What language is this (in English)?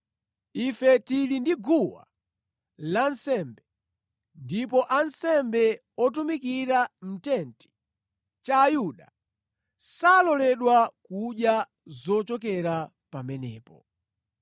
Nyanja